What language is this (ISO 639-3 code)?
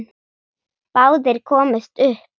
isl